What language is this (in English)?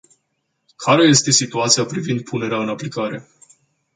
Romanian